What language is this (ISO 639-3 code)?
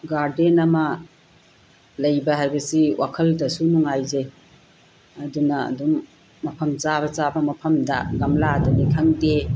mni